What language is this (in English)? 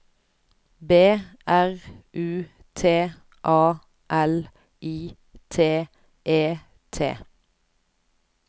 Norwegian